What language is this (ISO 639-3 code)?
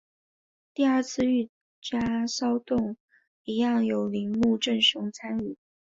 zho